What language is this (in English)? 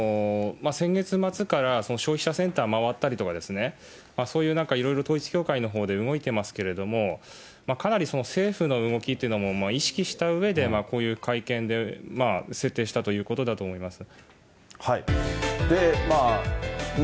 Japanese